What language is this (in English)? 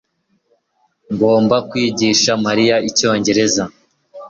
Kinyarwanda